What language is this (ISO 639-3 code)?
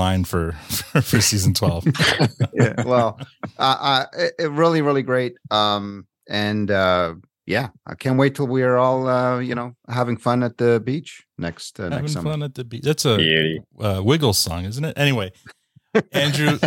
eng